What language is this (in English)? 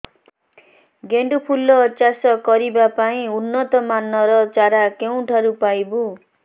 Odia